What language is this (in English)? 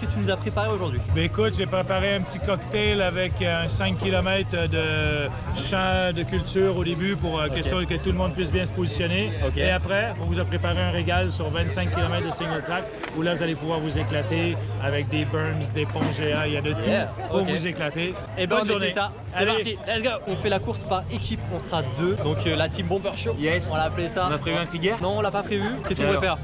French